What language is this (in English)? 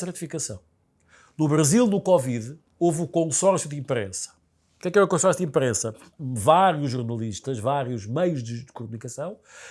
Portuguese